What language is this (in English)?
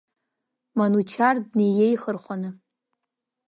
Abkhazian